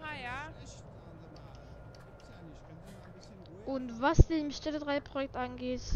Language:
German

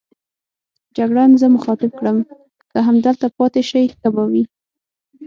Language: Pashto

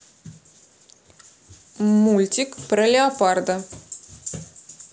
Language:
Russian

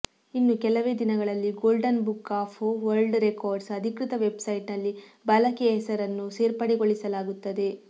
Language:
Kannada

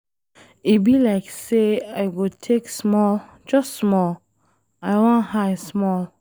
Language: Nigerian Pidgin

